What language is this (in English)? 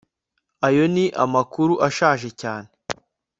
Kinyarwanda